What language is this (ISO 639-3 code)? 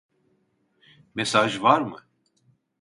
tur